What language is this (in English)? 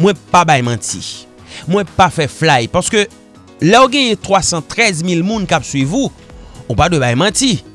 French